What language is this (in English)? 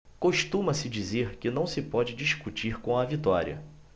Portuguese